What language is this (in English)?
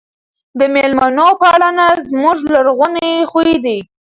Pashto